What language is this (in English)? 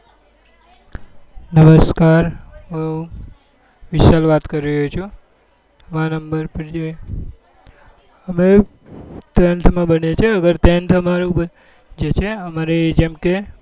Gujarati